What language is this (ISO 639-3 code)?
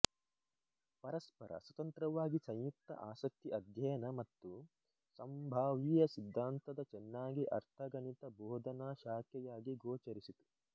kan